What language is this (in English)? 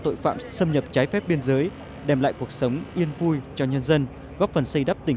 Vietnamese